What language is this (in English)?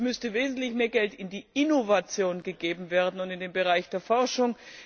German